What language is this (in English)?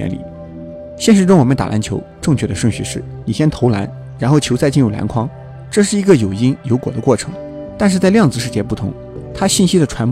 Chinese